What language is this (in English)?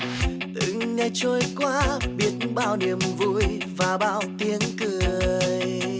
Vietnamese